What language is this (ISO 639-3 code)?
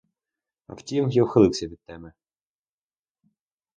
ukr